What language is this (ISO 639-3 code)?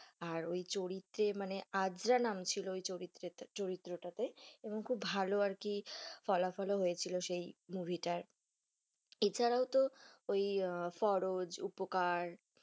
ben